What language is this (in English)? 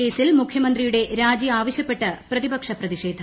Malayalam